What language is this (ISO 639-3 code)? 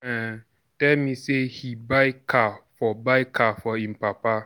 pcm